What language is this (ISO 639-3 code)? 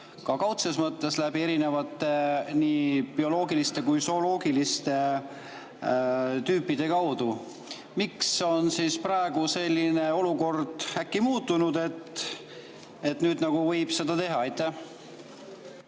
est